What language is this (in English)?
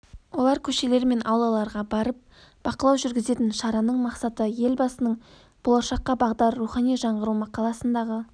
Kazakh